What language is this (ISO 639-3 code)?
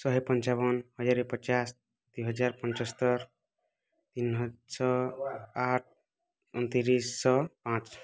ori